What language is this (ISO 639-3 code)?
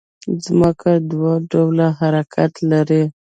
pus